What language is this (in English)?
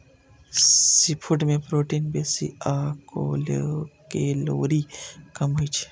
Maithili